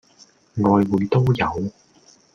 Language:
Cantonese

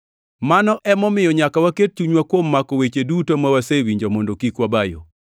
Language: Luo (Kenya and Tanzania)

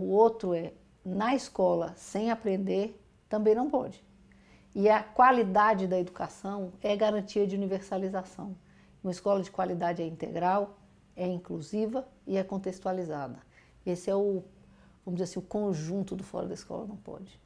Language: Portuguese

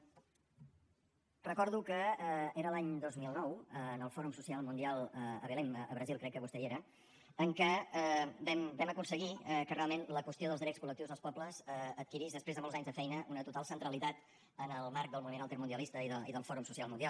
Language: Catalan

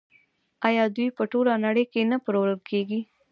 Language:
Pashto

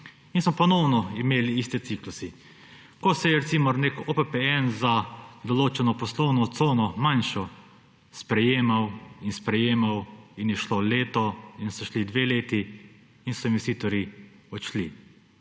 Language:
Slovenian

